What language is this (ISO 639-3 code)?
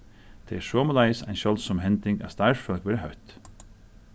fao